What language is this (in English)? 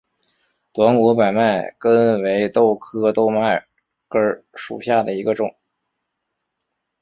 Chinese